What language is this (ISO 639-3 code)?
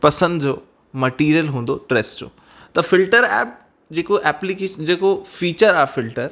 snd